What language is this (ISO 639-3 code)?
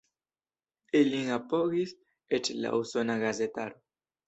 epo